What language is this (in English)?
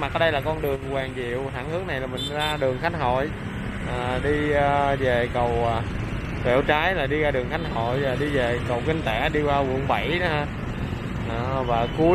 Vietnamese